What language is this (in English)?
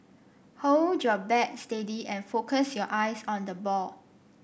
English